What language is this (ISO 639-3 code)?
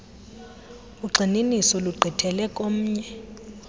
xho